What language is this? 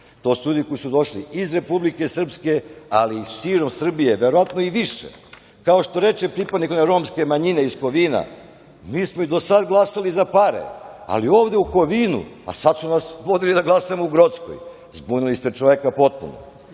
Serbian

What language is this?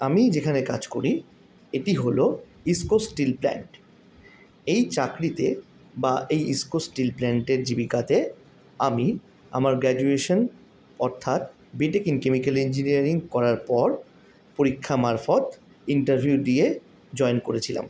Bangla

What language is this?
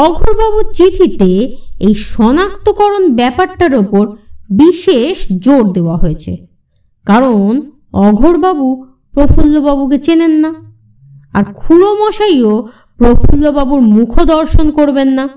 Bangla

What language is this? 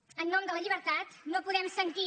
Catalan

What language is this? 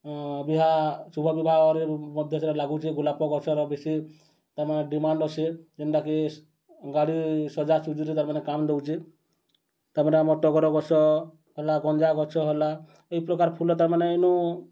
Odia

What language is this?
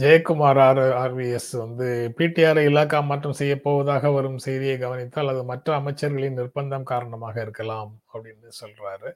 Tamil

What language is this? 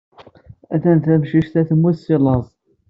Kabyle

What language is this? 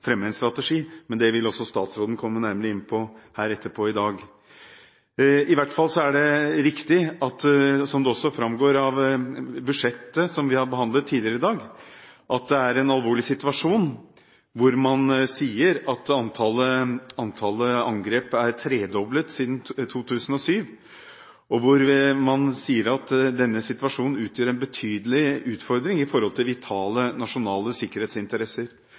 Norwegian Bokmål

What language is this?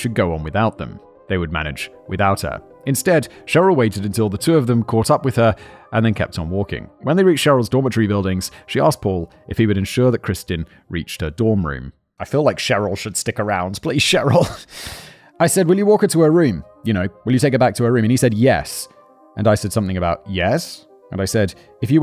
English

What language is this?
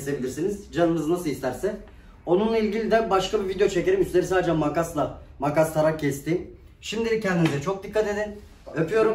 Turkish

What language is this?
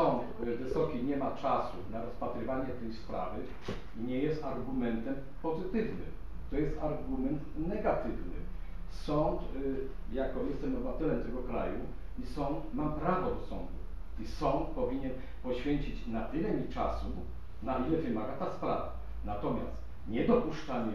Polish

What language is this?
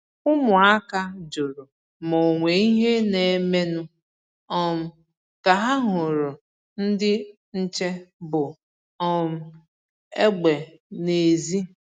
Igbo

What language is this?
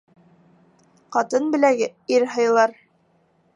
Bashkir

